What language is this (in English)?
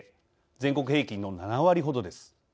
Japanese